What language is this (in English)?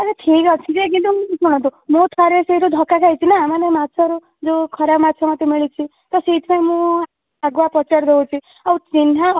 Odia